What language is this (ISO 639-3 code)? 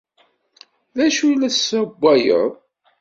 kab